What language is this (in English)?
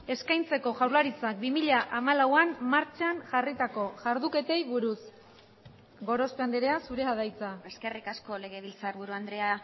Basque